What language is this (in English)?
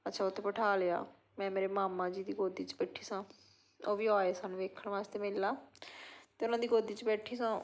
Punjabi